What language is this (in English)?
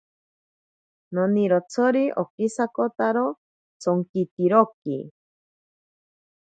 Ashéninka Perené